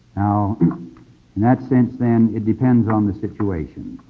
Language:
English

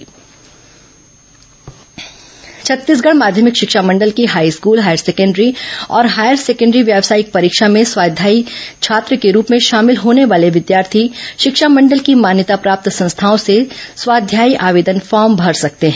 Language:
Hindi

